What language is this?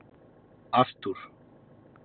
Icelandic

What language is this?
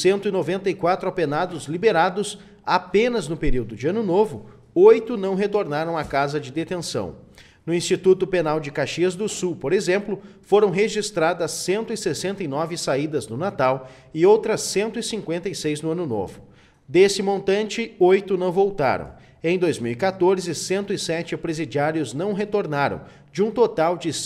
Portuguese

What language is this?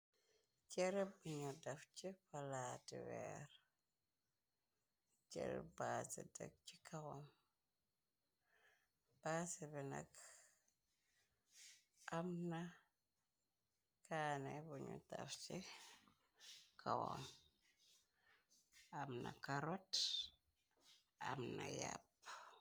Wolof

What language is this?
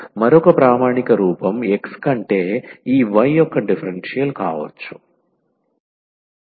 Telugu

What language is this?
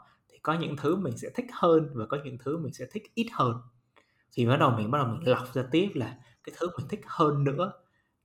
Vietnamese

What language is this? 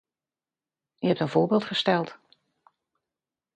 Dutch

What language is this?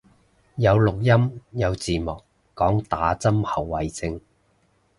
Cantonese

